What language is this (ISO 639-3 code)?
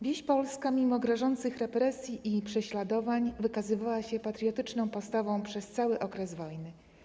pol